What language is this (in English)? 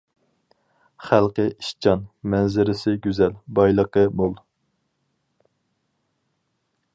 Uyghur